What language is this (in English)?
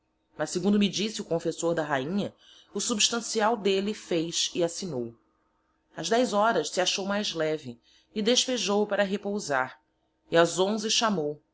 Portuguese